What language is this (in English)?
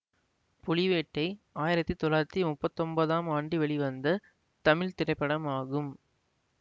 Tamil